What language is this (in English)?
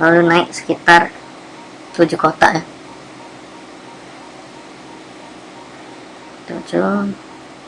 Indonesian